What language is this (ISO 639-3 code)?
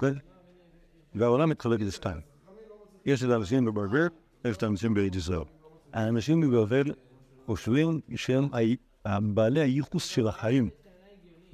heb